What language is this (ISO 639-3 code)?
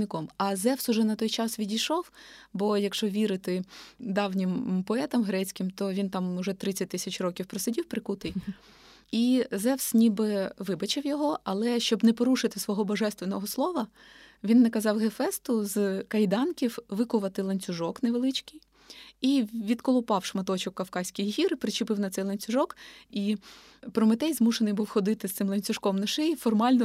ukr